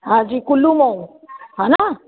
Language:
Sindhi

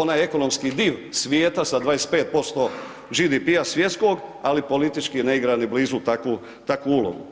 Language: Croatian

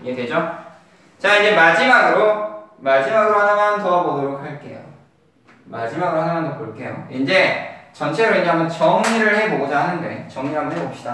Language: Korean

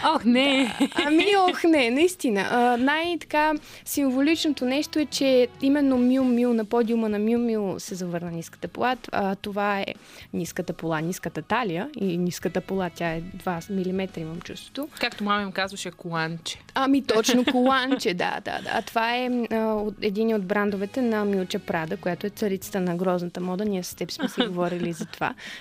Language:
Bulgarian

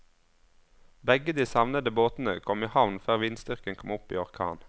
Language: Norwegian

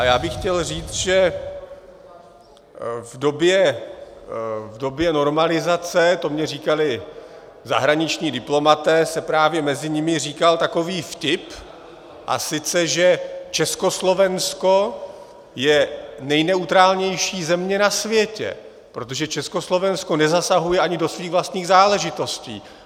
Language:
Czech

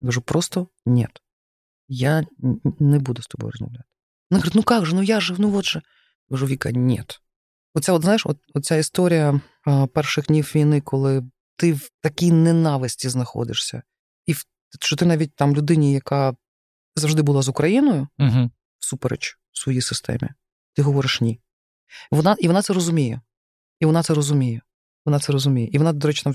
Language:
Ukrainian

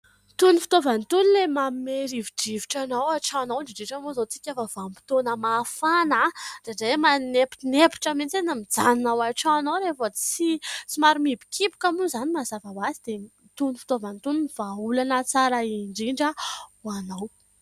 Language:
Malagasy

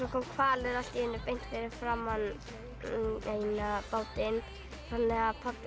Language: Icelandic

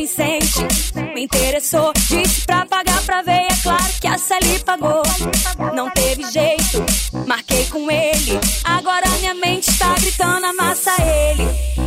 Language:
Portuguese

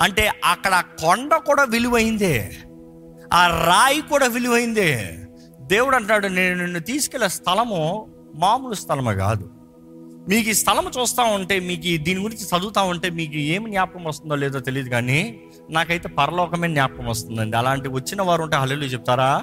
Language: Telugu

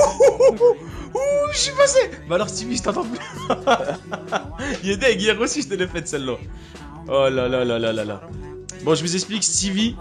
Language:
French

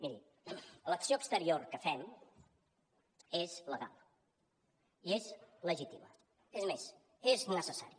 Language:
Catalan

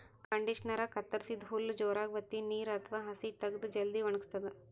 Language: Kannada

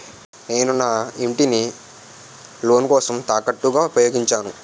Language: Telugu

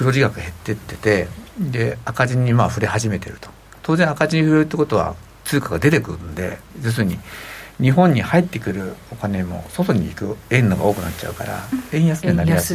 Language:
Japanese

